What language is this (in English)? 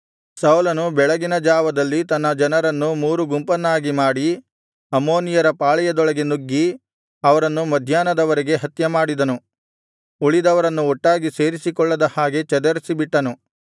Kannada